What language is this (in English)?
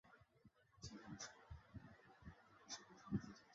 Chinese